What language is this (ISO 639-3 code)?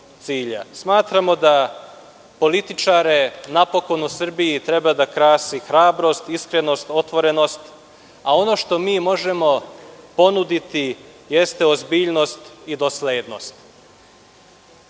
srp